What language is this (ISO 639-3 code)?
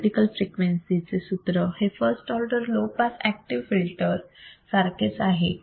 mar